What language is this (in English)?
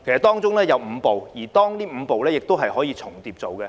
Cantonese